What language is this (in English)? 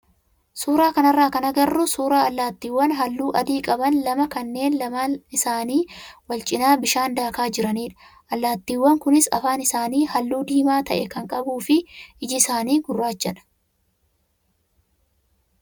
Oromo